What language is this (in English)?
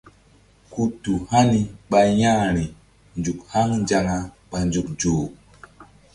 Mbum